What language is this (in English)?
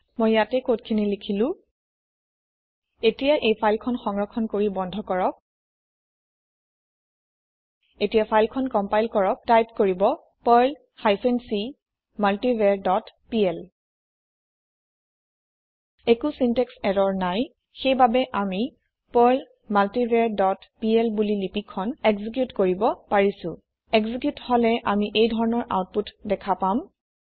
Assamese